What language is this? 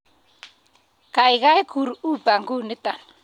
Kalenjin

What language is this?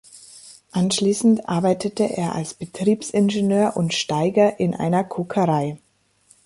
German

